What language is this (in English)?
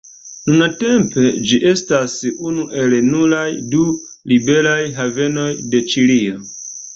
Esperanto